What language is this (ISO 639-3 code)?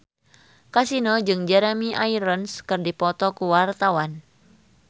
sun